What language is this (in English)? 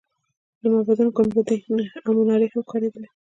Pashto